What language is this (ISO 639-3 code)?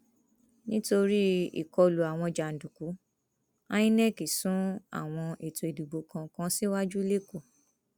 yor